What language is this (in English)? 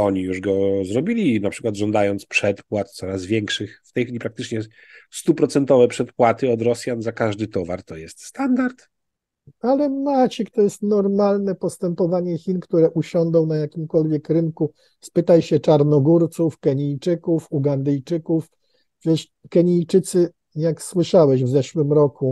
Polish